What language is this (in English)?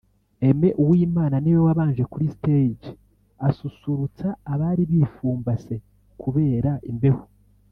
Kinyarwanda